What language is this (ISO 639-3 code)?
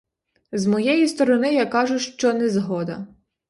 ukr